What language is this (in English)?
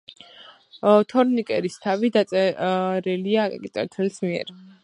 Georgian